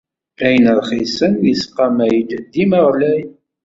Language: Kabyle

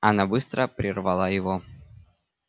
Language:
Russian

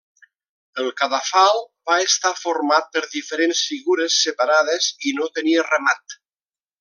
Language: Catalan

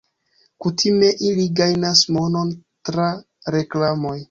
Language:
Esperanto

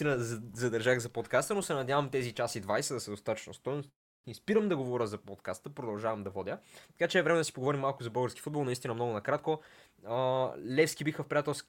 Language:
Bulgarian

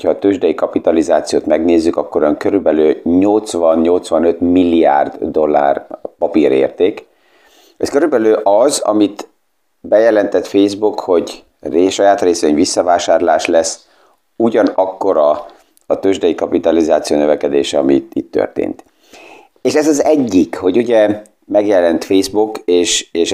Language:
Hungarian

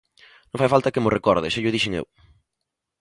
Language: Galician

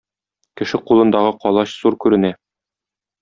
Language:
Tatar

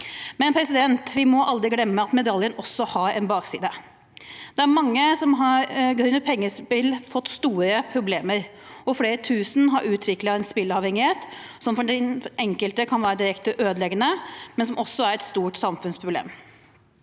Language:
Norwegian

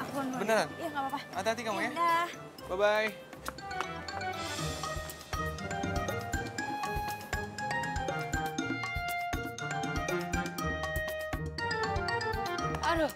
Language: Indonesian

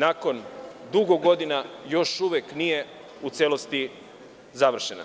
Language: Serbian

